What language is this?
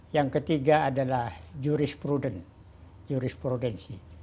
Indonesian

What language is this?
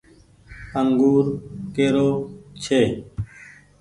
Goaria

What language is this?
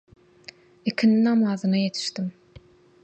Turkmen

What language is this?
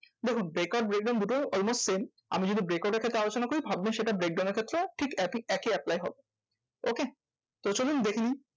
Bangla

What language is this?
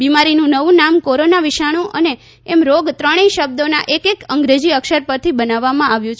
Gujarati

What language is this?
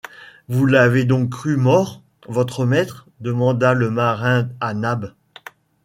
French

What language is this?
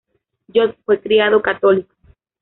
Spanish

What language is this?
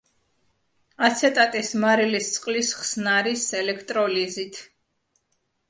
Georgian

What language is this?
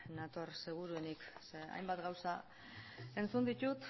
Basque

